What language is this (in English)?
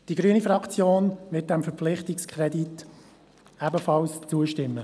Swiss German